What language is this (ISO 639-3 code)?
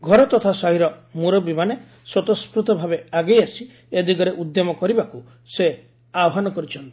ori